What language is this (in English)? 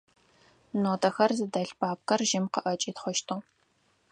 Adyghe